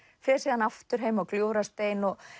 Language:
Icelandic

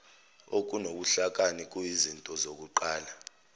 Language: Zulu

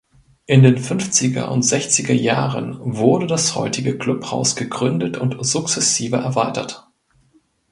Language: German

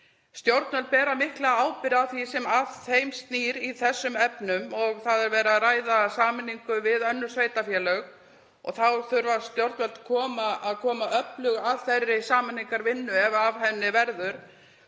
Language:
Icelandic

